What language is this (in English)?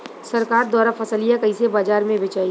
Bhojpuri